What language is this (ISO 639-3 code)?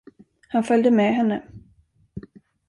swe